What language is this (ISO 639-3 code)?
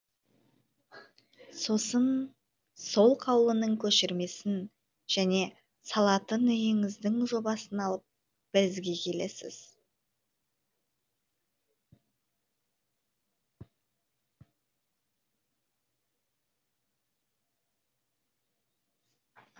kaz